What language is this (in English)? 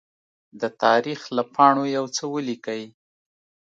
Pashto